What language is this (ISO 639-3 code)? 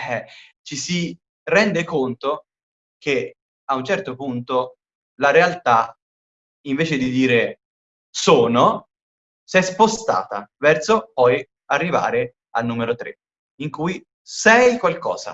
ita